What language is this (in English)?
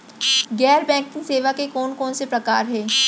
Chhattisgarhi